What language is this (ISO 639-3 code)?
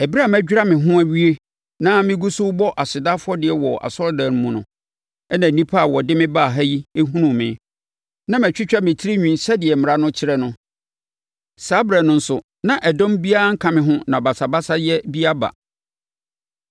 aka